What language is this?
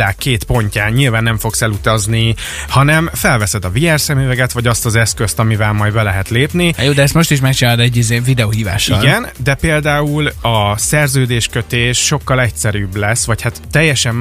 Hungarian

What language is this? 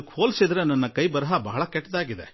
Kannada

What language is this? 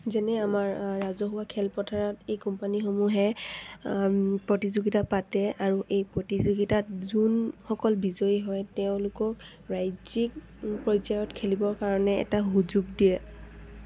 Assamese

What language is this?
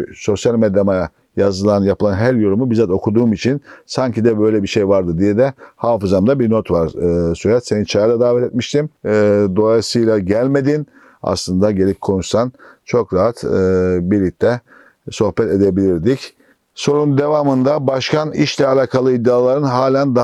Turkish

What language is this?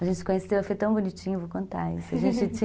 Portuguese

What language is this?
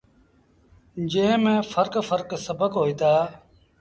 Sindhi Bhil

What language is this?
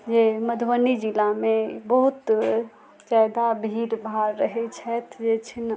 Maithili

